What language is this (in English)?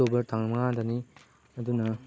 Manipuri